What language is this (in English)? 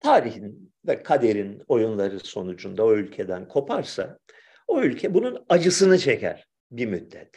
Turkish